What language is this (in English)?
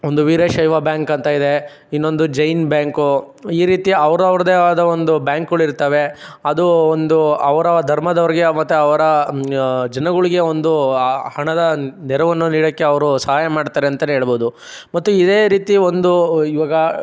Kannada